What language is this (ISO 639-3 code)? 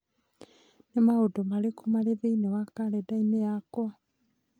kik